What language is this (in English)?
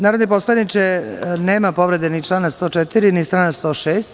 Serbian